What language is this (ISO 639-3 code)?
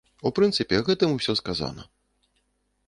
bel